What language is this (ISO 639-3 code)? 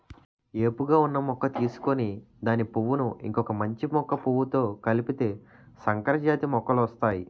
tel